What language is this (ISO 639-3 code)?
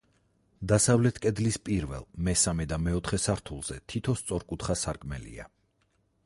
kat